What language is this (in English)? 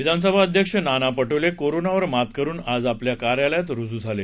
Marathi